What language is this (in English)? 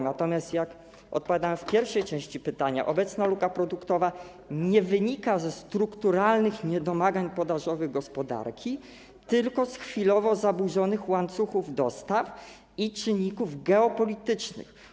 Polish